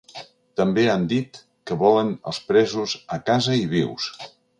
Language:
Catalan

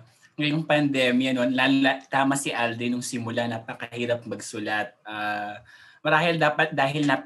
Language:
Filipino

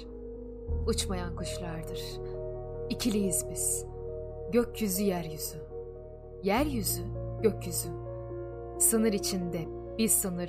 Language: Turkish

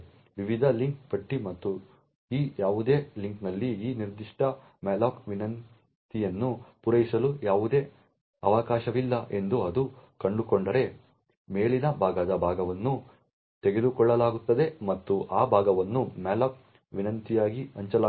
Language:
Kannada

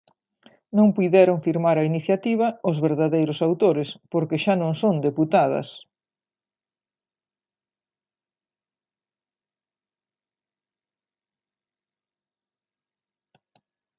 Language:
Galician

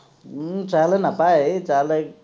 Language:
Assamese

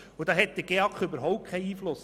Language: Swiss German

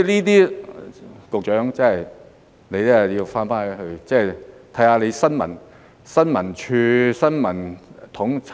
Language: Cantonese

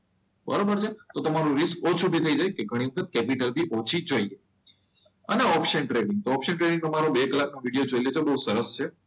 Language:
Gujarati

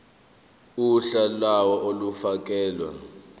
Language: Zulu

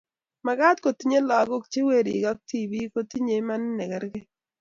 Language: Kalenjin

